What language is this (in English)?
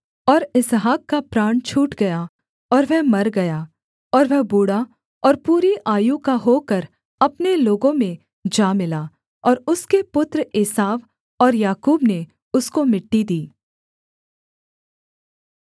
Hindi